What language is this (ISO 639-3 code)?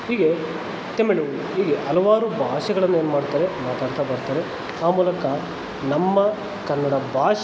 kan